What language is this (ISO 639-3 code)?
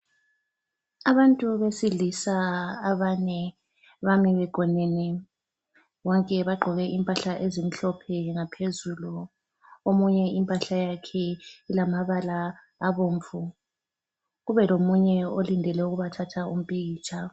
nde